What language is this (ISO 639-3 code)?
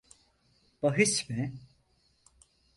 tur